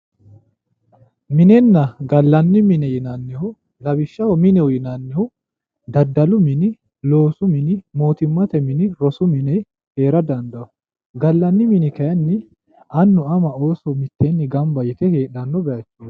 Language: Sidamo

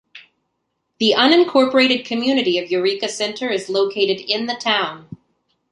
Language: English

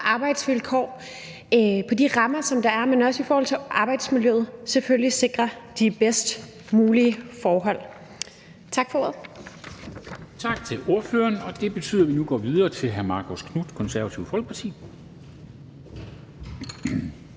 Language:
Danish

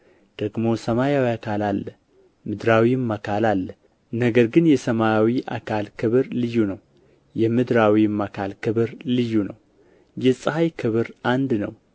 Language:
Amharic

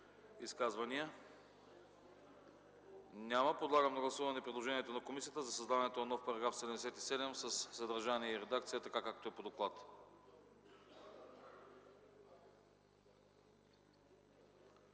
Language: Bulgarian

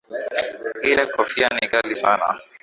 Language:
Swahili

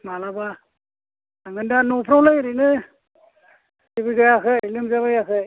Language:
Bodo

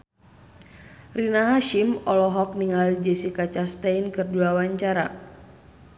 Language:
Sundanese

